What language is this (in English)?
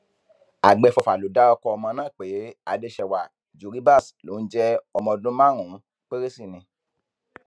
Yoruba